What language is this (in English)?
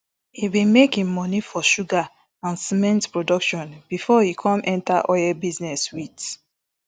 Nigerian Pidgin